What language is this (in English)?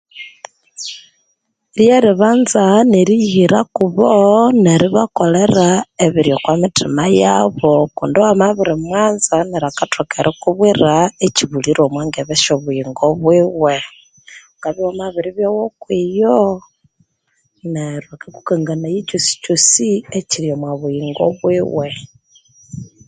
Konzo